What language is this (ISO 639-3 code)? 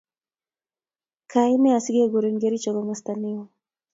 kln